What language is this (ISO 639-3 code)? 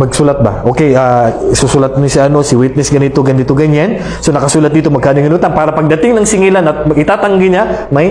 fil